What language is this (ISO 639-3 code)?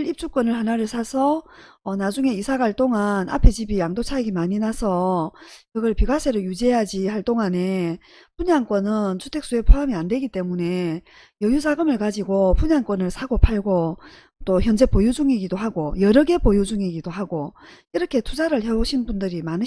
kor